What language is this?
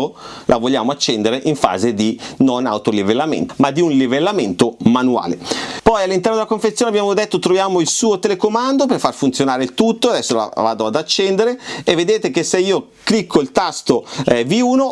Italian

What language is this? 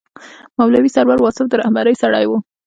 Pashto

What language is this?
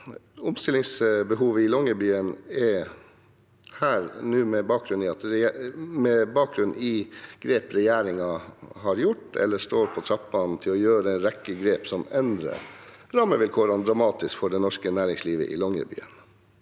Norwegian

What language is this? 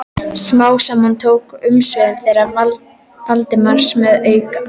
Icelandic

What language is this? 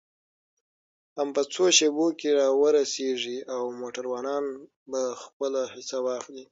Pashto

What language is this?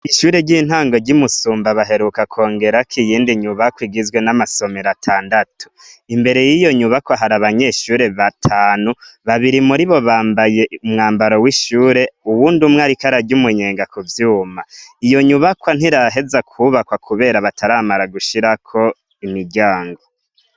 Rundi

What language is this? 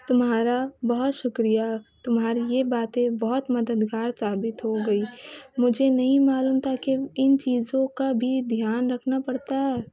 Urdu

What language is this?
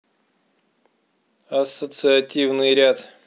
Russian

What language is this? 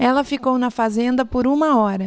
Portuguese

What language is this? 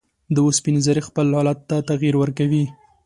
Pashto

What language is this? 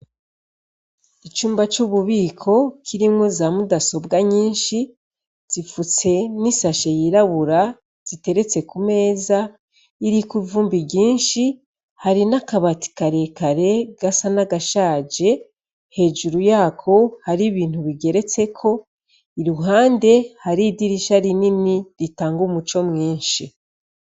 Rundi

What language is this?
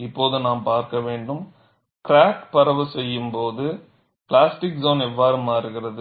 Tamil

